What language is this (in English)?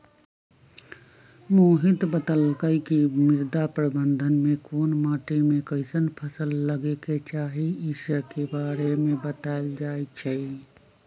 Magahi